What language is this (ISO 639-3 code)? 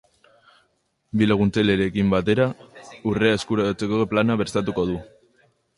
eus